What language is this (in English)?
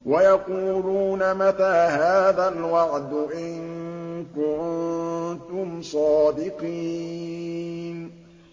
Arabic